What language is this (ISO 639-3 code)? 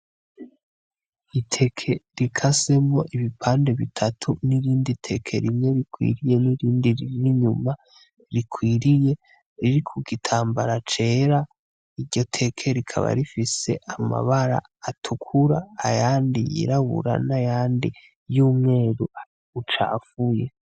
run